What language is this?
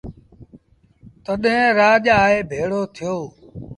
Sindhi Bhil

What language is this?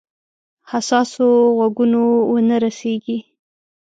Pashto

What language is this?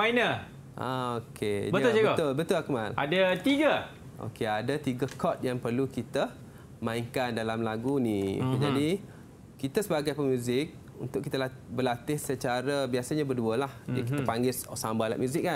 Malay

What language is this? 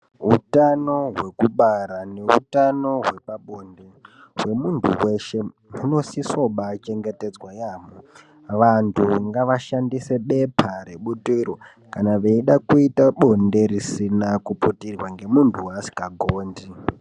Ndau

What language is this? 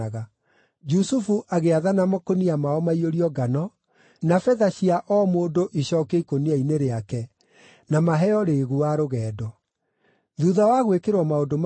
Kikuyu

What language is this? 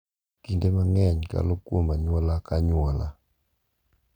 Luo (Kenya and Tanzania)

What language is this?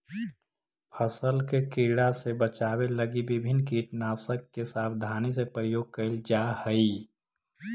Magahi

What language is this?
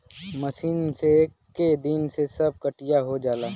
Bhojpuri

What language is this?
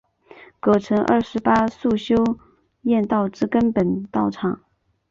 Chinese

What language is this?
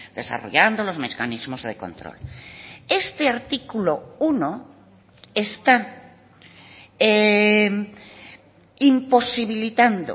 Spanish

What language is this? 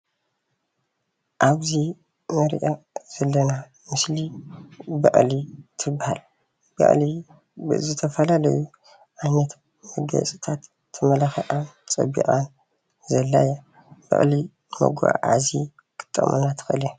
Tigrinya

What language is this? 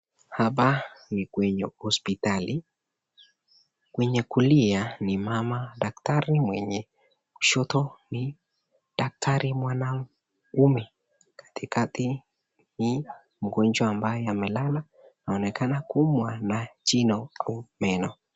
Swahili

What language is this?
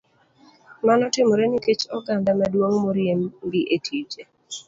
Luo (Kenya and Tanzania)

